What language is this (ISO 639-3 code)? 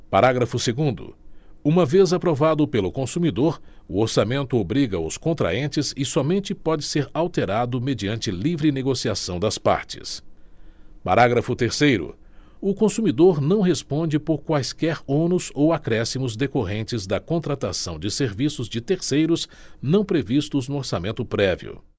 por